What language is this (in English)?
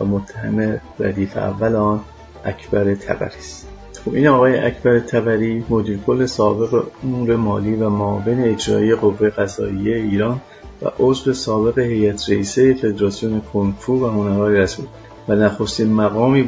Persian